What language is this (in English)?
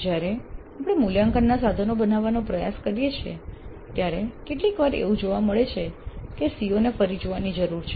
Gujarati